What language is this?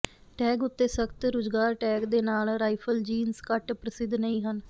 Punjabi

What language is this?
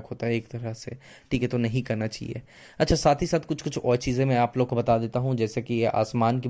Hindi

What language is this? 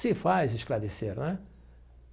Portuguese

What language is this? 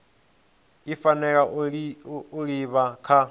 Venda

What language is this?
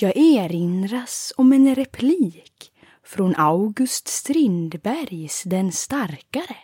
Swedish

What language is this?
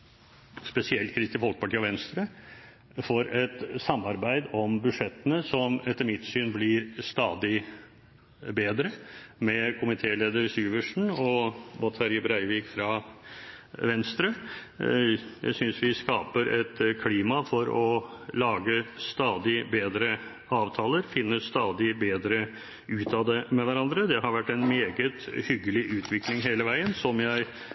Norwegian Bokmål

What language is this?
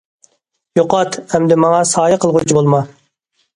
Uyghur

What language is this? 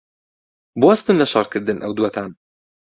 Central Kurdish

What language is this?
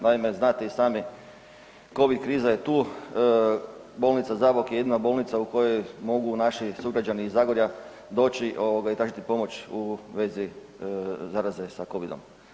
Croatian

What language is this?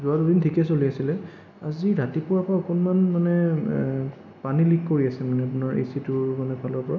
Assamese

